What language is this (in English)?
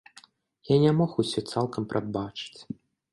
Belarusian